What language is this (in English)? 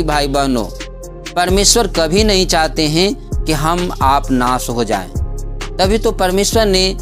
Hindi